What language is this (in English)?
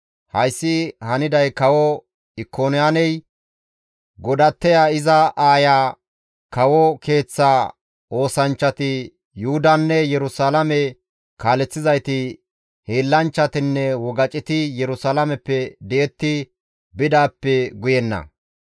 Gamo